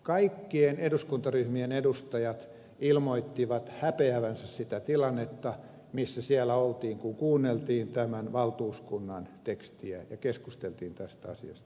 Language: Finnish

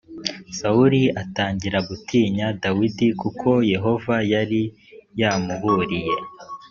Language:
Kinyarwanda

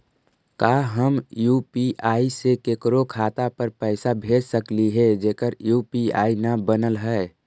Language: Magahi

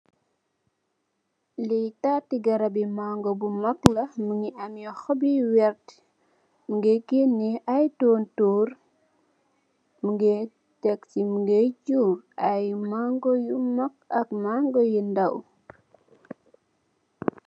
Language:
Wolof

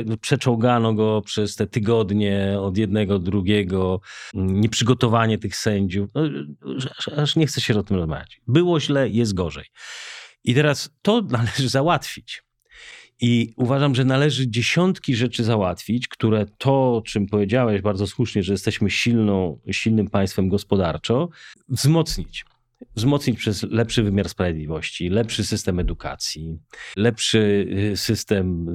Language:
Polish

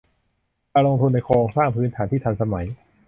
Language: Thai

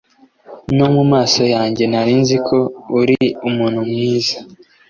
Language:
Kinyarwanda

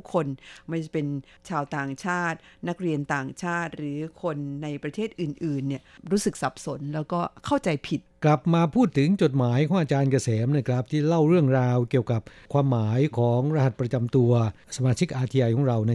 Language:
Thai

